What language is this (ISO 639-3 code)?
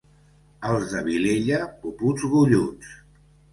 cat